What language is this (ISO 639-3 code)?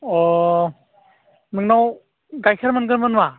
brx